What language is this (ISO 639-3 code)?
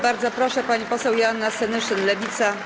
pol